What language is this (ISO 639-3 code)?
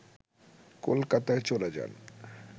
ben